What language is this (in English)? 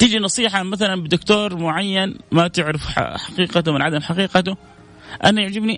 Arabic